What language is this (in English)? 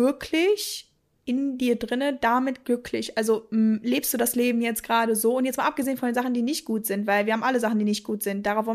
German